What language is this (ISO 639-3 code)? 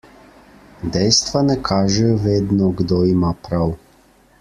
slv